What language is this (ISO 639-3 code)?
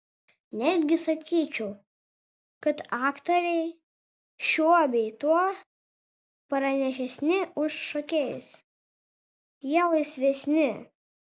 lit